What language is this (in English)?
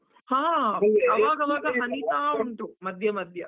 Kannada